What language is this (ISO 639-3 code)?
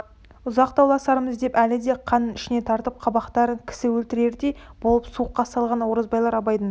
kaz